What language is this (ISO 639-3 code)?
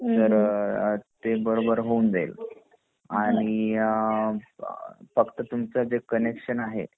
mar